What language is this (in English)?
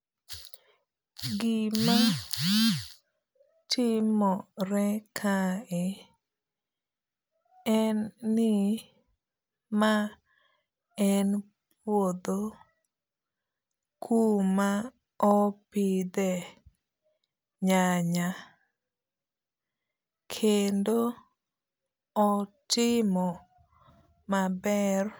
Luo (Kenya and Tanzania)